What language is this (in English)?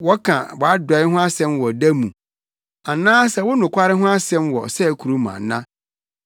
Akan